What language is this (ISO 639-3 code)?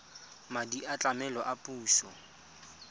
tsn